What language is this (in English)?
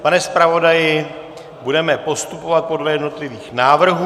Czech